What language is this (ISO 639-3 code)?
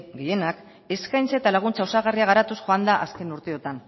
eus